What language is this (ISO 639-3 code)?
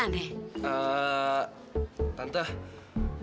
ind